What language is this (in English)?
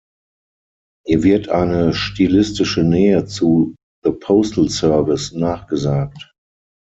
German